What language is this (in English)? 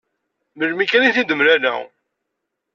Kabyle